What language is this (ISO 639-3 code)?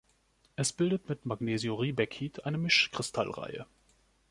deu